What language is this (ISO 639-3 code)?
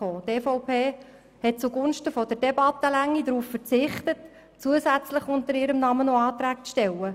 gsw